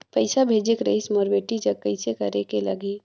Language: Chhattisgarhi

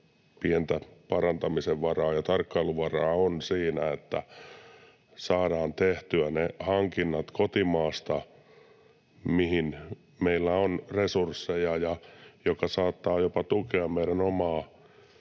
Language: Finnish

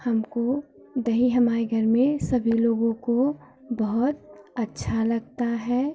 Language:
Hindi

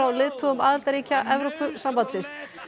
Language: Icelandic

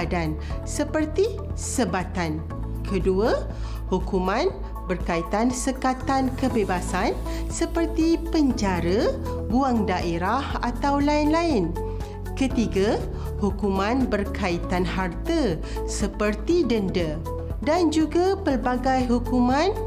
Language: Malay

